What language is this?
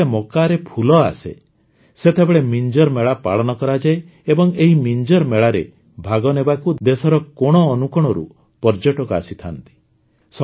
Odia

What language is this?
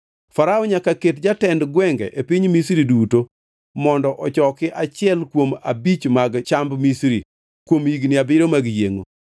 Luo (Kenya and Tanzania)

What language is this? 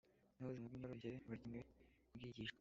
Kinyarwanda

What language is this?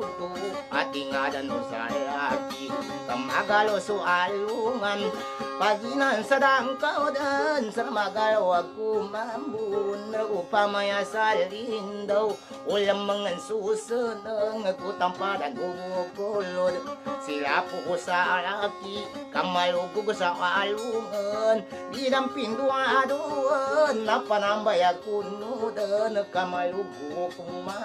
Indonesian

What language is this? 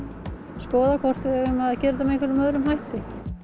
Icelandic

